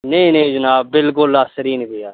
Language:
Dogri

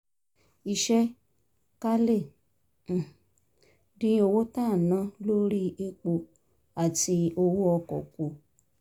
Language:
Yoruba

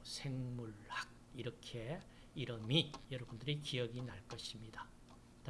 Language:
Korean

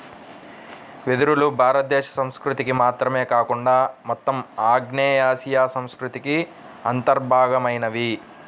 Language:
Telugu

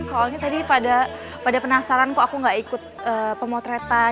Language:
Indonesian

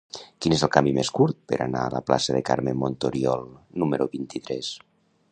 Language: Catalan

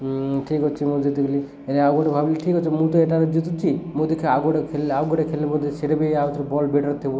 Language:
Odia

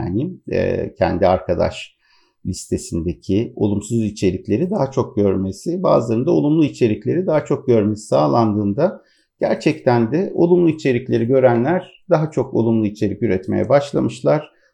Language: Turkish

